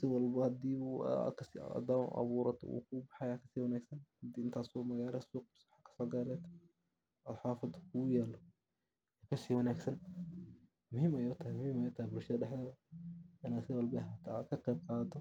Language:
Somali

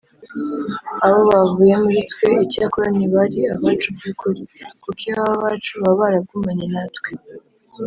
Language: Kinyarwanda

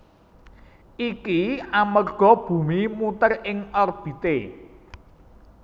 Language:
Javanese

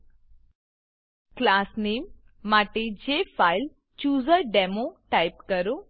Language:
Gujarati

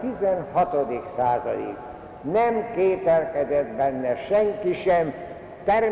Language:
Hungarian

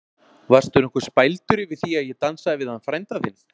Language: Icelandic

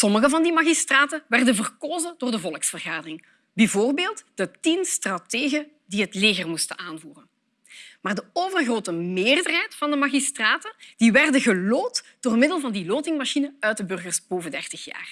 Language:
Dutch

